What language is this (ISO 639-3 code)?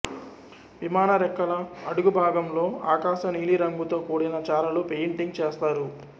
tel